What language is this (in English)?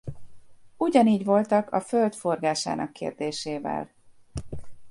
Hungarian